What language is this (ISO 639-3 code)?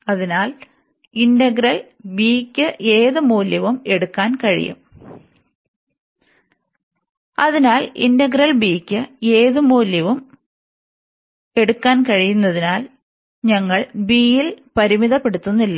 mal